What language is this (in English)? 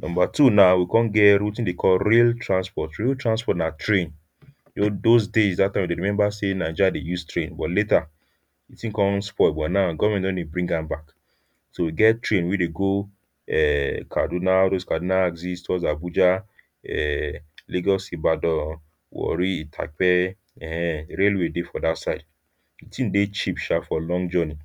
Nigerian Pidgin